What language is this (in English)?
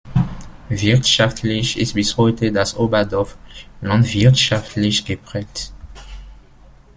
German